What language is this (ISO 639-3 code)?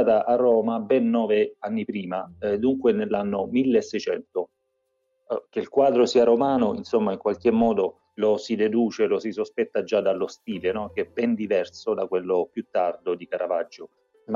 ita